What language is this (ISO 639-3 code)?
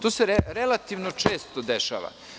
srp